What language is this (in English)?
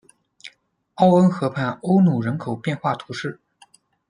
Chinese